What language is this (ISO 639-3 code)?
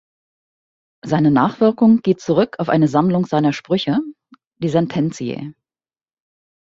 deu